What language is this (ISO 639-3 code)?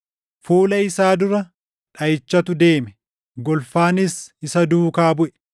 orm